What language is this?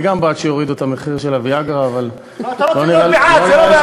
Hebrew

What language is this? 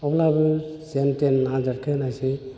Bodo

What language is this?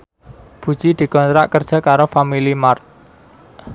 Javanese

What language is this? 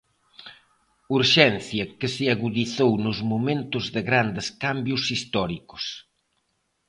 Galician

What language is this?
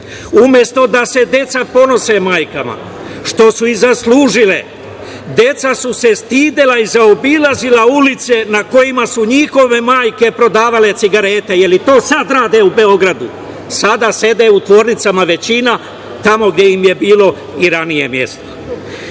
Serbian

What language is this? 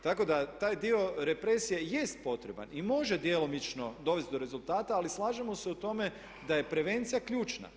Croatian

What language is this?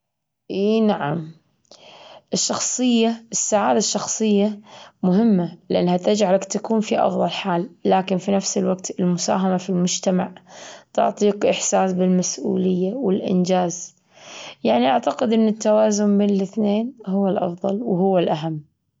Gulf Arabic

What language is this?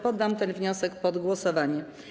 Polish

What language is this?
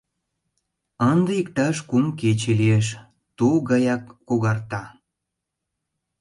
Mari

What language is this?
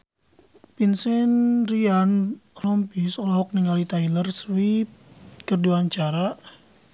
Sundanese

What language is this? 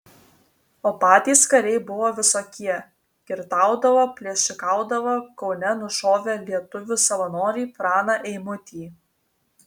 Lithuanian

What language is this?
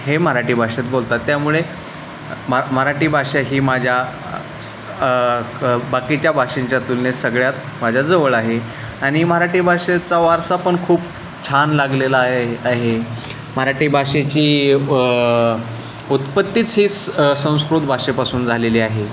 Marathi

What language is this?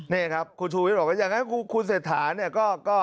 Thai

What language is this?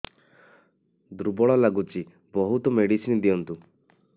Odia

